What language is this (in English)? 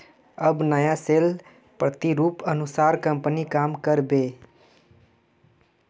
Magahi